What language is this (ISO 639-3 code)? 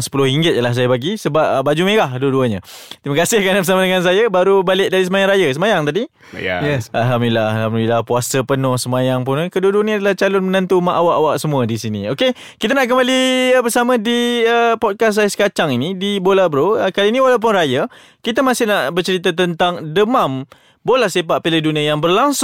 msa